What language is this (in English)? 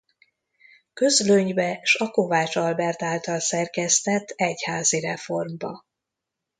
Hungarian